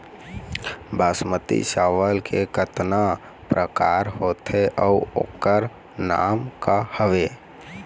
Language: Chhattisgarhi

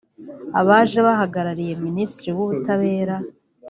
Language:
Kinyarwanda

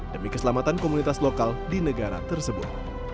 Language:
Indonesian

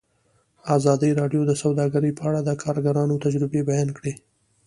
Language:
Pashto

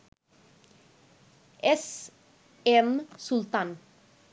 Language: Bangla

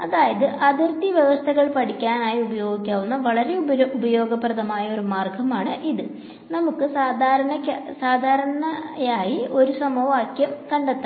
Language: Malayalam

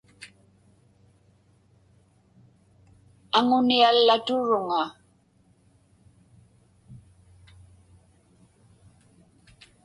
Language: Inupiaq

